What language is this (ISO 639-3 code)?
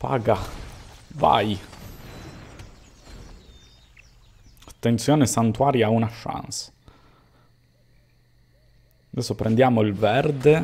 ita